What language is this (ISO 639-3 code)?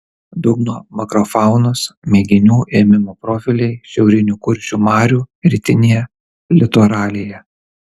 lit